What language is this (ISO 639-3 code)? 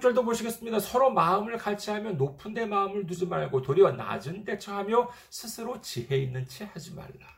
kor